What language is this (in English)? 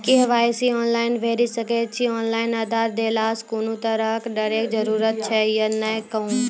Maithili